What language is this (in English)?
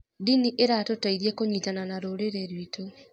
Kikuyu